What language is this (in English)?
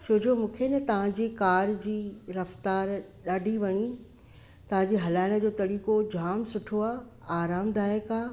Sindhi